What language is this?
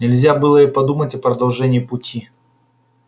Russian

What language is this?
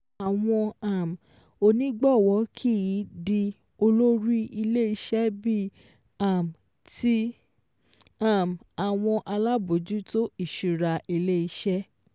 Yoruba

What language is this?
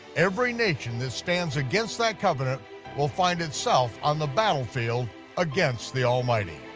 English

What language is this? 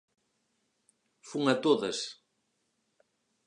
Galician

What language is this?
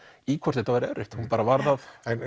Icelandic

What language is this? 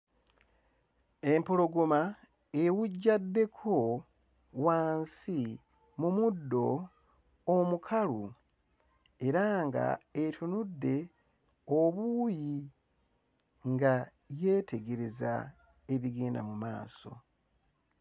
Ganda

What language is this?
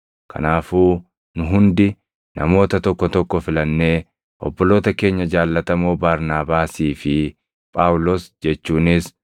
Oromo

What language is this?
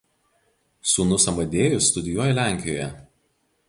Lithuanian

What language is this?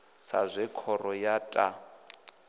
Venda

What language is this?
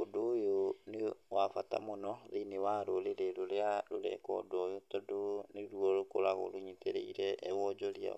Kikuyu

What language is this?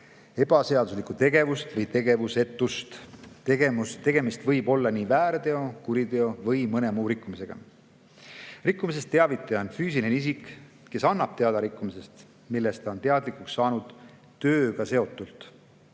Estonian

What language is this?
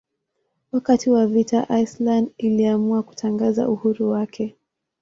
Swahili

